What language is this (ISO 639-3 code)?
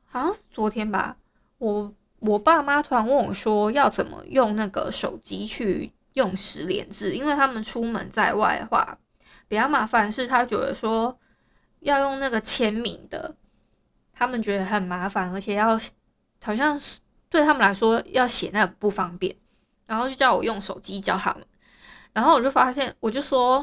zho